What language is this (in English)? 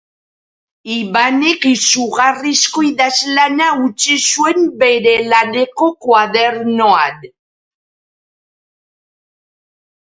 Basque